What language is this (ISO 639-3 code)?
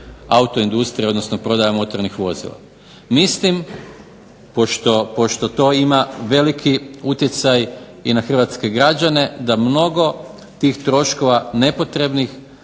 hrv